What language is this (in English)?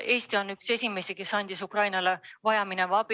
Estonian